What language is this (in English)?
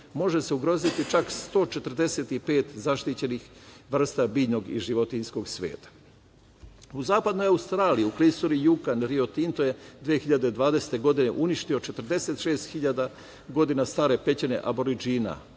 Serbian